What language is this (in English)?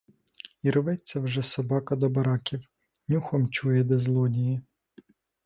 Ukrainian